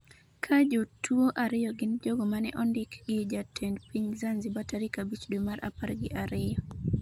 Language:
Luo (Kenya and Tanzania)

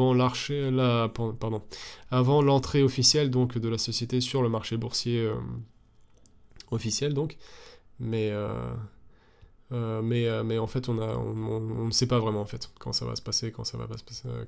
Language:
French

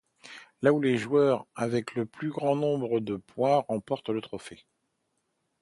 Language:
French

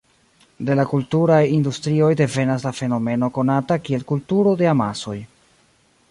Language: Esperanto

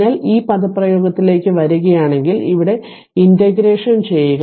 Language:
Malayalam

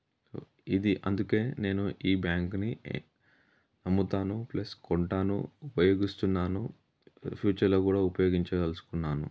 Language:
Telugu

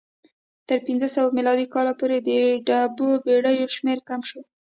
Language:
Pashto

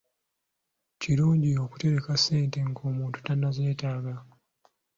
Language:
Ganda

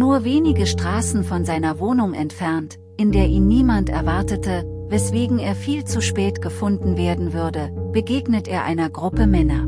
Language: German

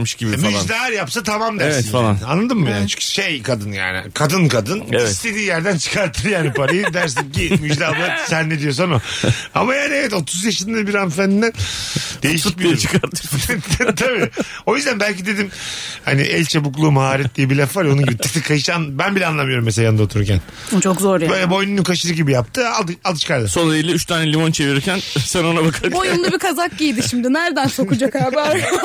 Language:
Turkish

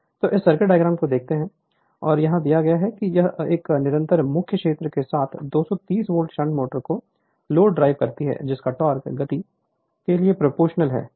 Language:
Hindi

